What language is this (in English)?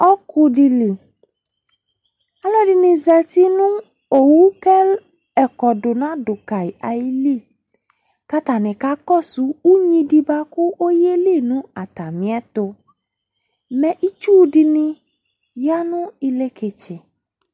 Ikposo